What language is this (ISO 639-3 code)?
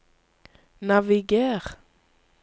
nor